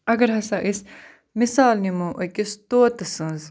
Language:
Kashmiri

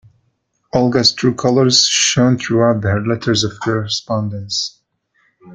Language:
English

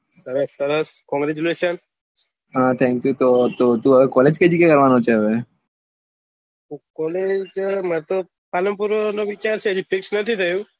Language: Gujarati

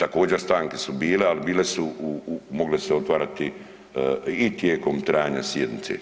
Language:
Croatian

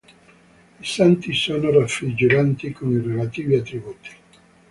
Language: Italian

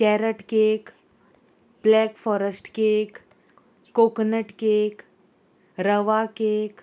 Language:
Konkani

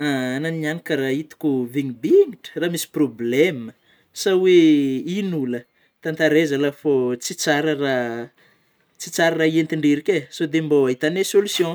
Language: Northern Betsimisaraka Malagasy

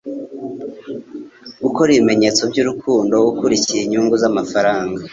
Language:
Kinyarwanda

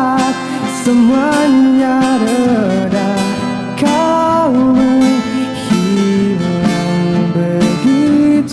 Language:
Indonesian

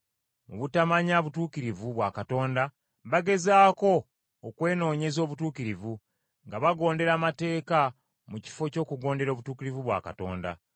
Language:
Ganda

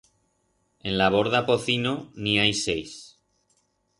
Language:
Aragonese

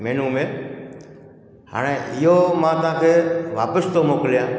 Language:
Sindhi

